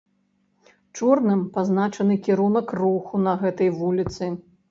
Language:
Belarusian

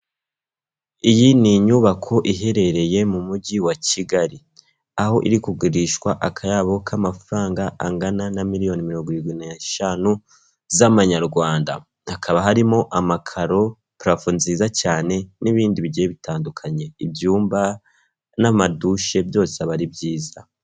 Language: Kinyarwanda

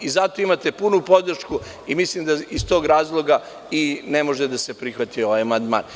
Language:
Serbian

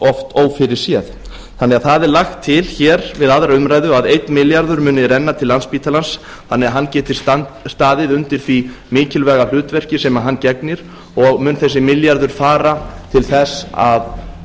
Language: Icelandic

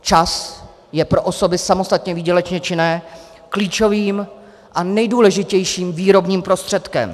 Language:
Czech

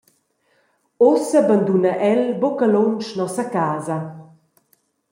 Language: Romansh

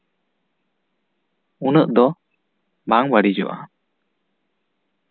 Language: Santali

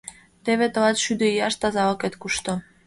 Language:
Mari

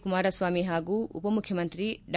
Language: Kannada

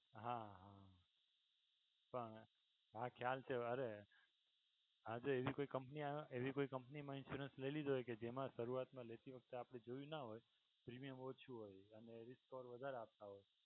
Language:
Gujarati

